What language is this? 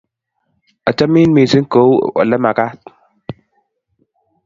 Kalenjin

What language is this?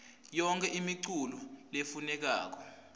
Swati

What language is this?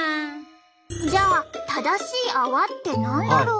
Japanese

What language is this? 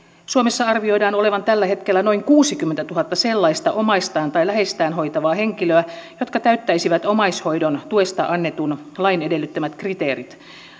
Finnish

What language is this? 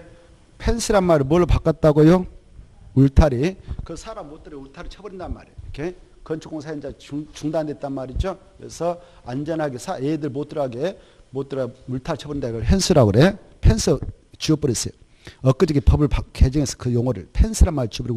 Korean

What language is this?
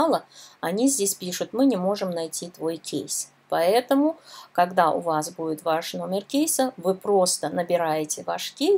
Russian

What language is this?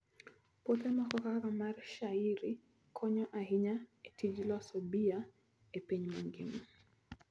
Luo (Kenya and Tanzania)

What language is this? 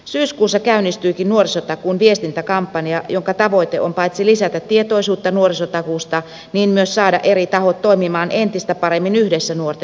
Finnish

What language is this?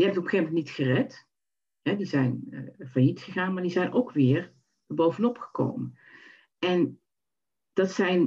Dutch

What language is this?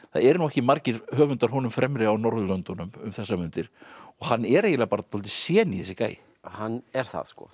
Icelandic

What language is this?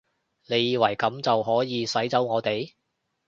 Cantonese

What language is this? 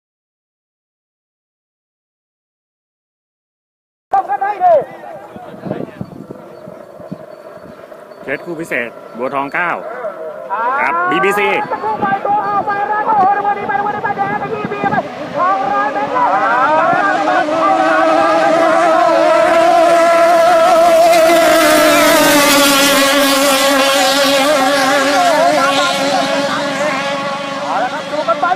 Thai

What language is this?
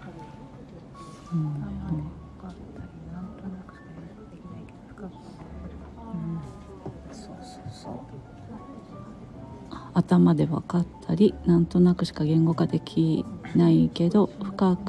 Japanese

